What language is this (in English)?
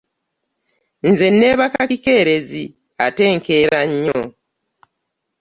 Ganda